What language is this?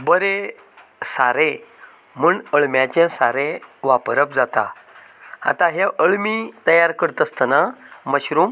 Konkani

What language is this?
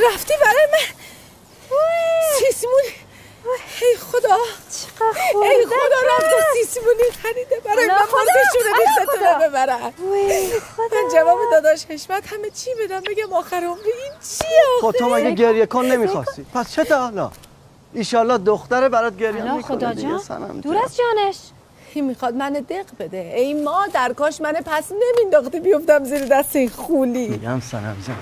Persian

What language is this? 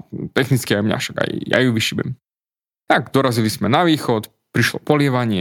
Slovak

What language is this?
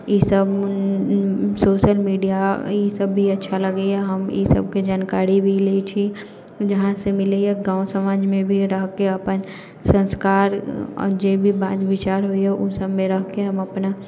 Maithili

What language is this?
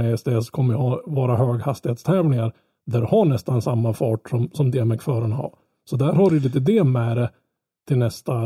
Swedish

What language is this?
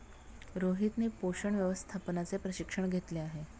Marathi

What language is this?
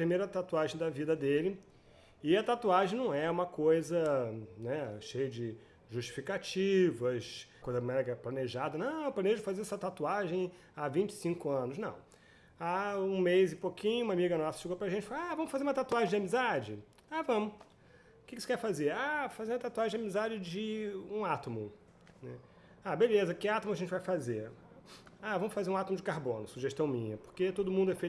Portuguese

